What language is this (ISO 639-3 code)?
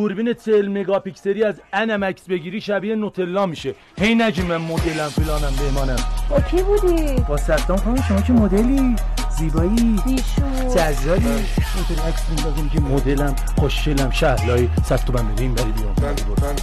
fas